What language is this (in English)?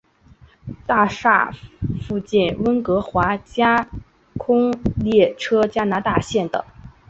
Chinese